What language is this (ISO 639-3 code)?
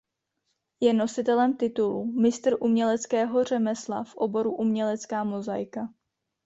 ces